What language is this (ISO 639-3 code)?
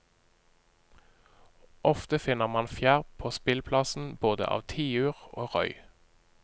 nor